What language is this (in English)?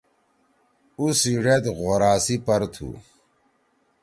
Torwali